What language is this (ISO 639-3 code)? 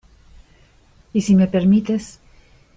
spa